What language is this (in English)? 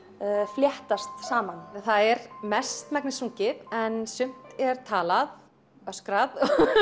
Icelandic